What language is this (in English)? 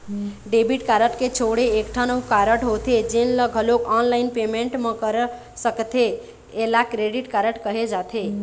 Chhattisgarhi